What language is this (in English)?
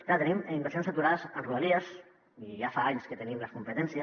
Catalan